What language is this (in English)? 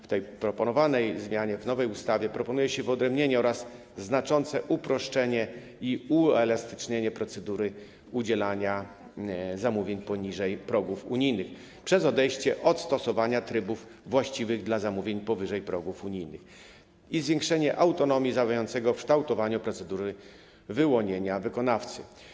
Polish